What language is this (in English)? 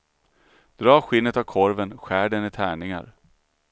Swedish